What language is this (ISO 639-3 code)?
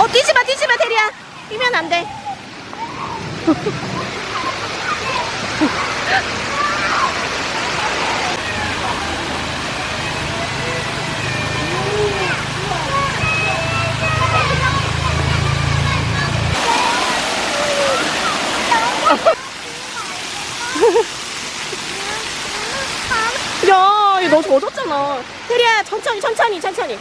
kor